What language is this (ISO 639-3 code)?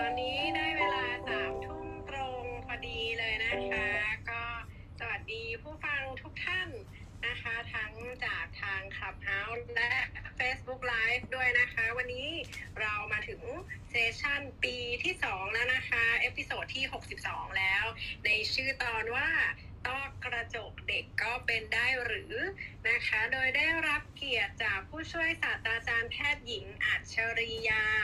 tha